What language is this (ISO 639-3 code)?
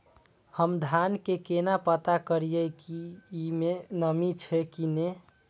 mai